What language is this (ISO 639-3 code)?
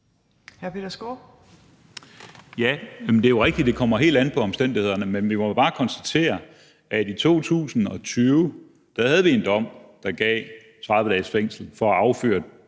dan